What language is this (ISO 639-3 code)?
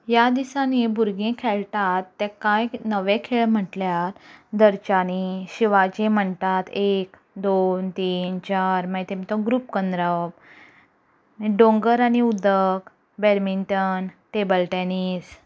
kok